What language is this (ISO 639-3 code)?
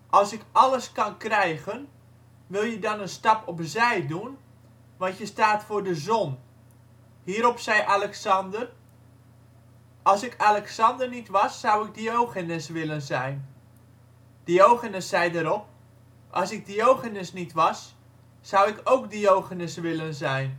nld